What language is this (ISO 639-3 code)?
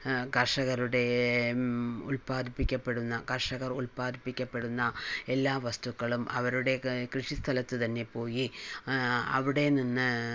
mal